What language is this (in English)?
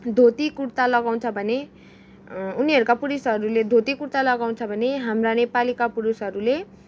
Nepali